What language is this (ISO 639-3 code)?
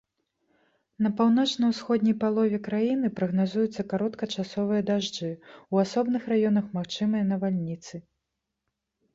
bel